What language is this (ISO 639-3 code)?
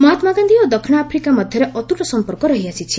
ori